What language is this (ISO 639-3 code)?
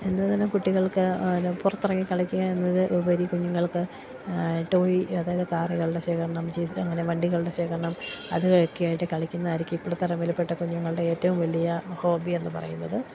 mal